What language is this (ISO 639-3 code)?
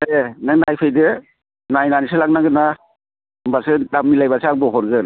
brx